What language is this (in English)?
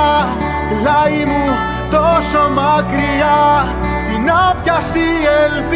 Greek